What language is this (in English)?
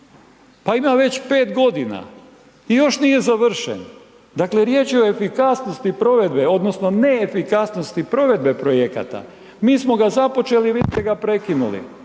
Croatian